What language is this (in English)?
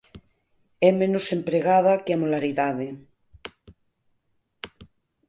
Galician